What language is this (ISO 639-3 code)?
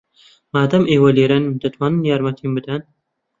ckb